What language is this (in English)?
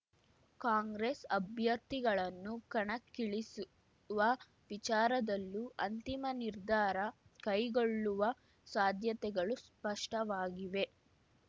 Kannada